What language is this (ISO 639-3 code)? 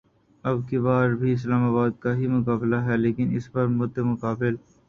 urd